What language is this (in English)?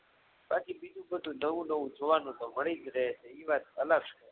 Gujarati